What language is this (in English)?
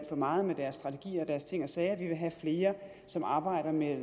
Danish